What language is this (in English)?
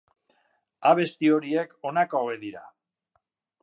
Basque